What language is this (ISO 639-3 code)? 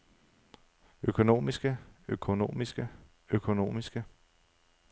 dan